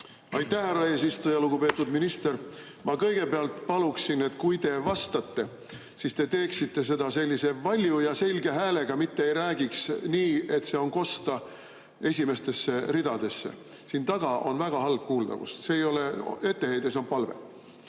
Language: Estonian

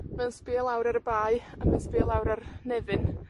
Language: Welsh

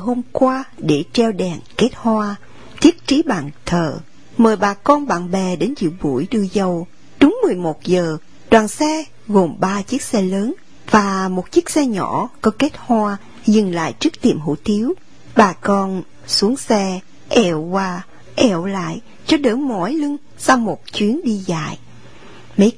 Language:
Vietnamese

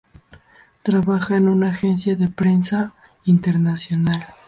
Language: Spanish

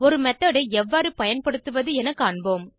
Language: Tamil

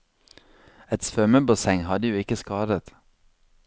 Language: Norwegian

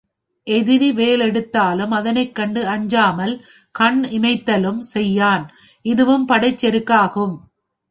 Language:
Tamil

